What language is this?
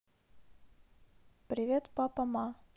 Russian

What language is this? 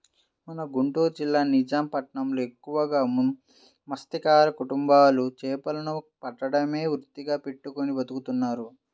Telugu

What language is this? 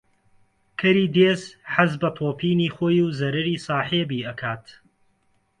Central Kurdish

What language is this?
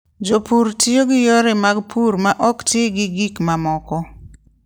Luo (Kenya and Tanzania)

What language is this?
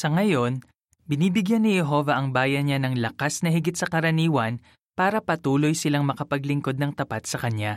Filipino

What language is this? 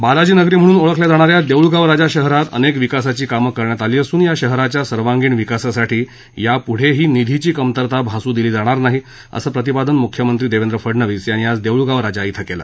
Marathi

